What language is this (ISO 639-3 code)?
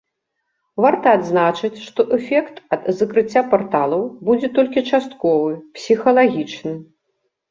bel